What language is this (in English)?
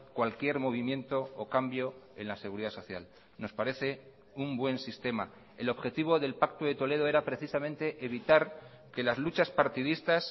Spanish